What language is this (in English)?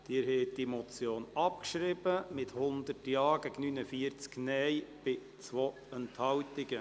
Swiss German